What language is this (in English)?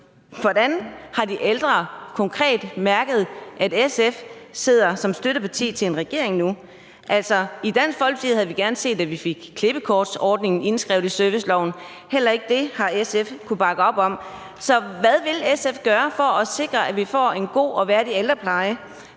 Danish